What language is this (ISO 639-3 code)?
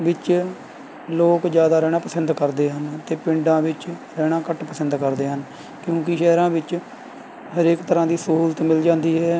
pan